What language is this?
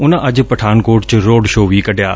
Punjabi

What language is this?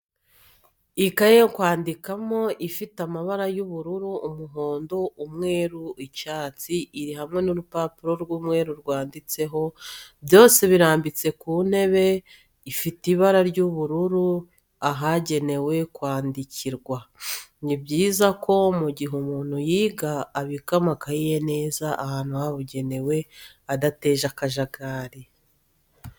Kinyarwanda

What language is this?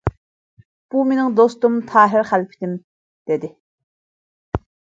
Uyghur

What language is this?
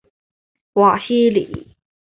Chinese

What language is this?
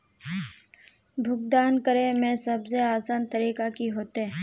Magahi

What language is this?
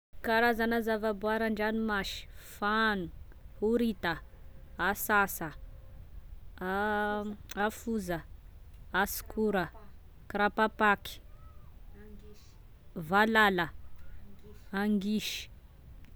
Tesaka Malagasy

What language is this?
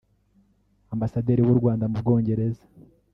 Kinyarwanda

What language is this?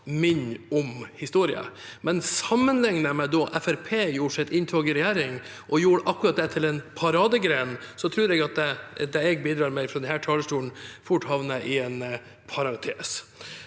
Norwegian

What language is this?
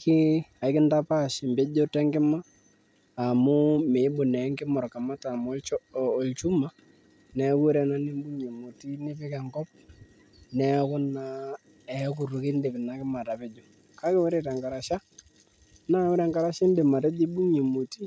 Masai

